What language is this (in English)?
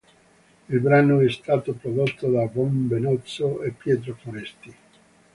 Italian